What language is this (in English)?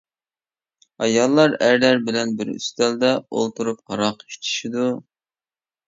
Uyghur